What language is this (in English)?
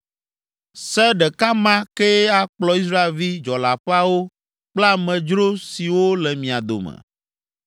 Ewe